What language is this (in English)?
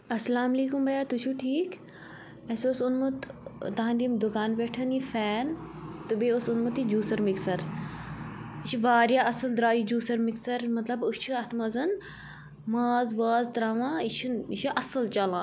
Kashmiri